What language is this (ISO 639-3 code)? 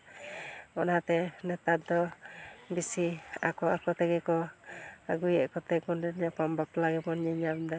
sat